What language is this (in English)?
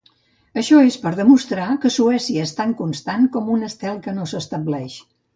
Catalan